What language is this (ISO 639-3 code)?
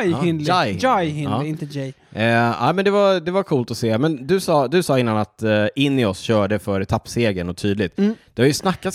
swe